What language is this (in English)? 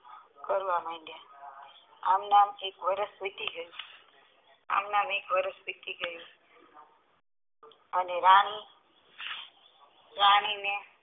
Gujarati